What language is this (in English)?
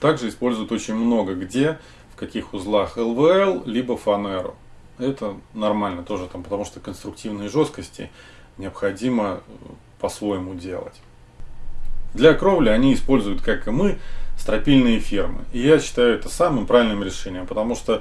Russian